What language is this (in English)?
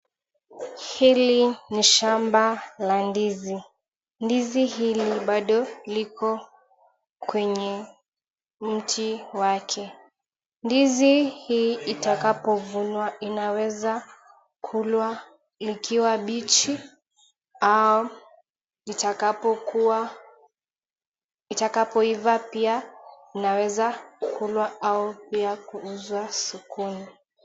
Swahili